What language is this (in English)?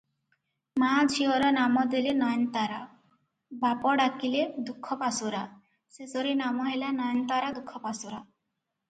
Odia